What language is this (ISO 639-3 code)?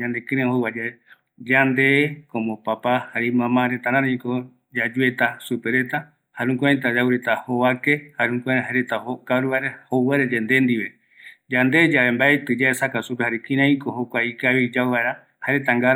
gui